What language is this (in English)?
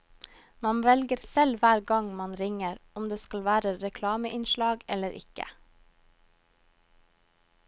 Norwegian